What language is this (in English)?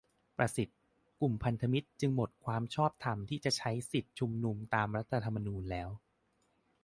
Thai